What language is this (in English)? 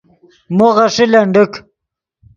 Yidgha